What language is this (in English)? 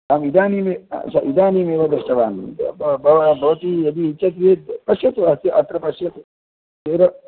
Sanskrit